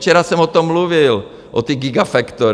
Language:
Czech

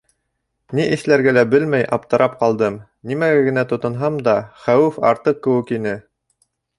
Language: Bashkir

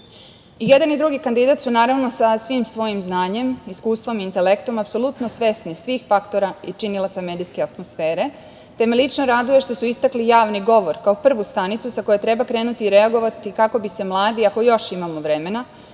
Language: Serbian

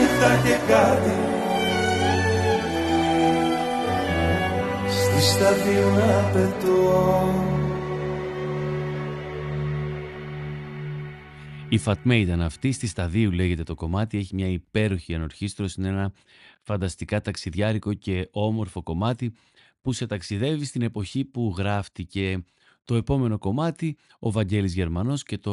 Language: Greek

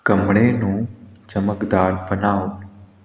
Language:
Punjabi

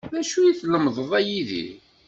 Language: Kabyle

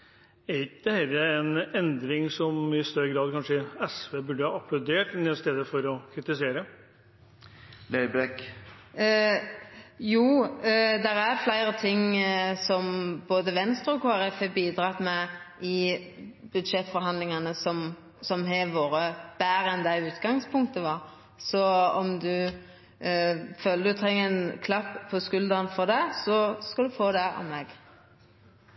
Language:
Norwegian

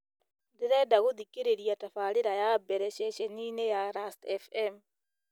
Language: Kikuyu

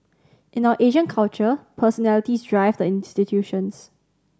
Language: English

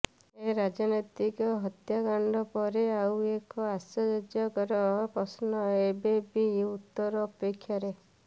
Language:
Odia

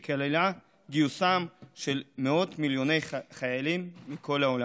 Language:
Hebrew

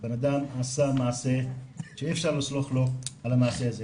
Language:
Hebrew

